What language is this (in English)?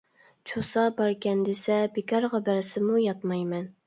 Uyghur